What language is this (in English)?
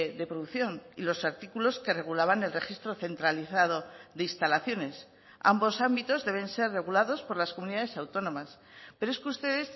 Spanish